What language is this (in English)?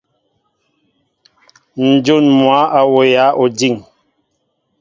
Mbo (Cameroon)